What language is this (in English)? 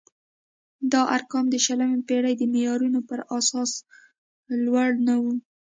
Pashto